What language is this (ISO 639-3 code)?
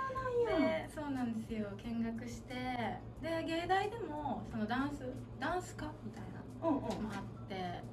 jpn